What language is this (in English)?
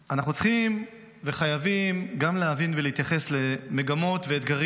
Hebrew